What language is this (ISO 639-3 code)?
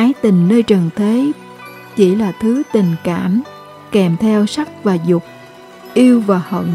vie